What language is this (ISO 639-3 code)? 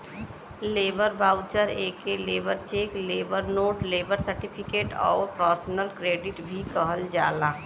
bho